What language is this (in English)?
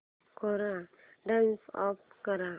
Marathi